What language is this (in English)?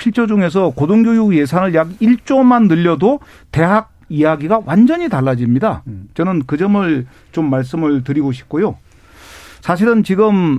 Korean